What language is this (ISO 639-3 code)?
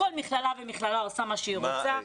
heb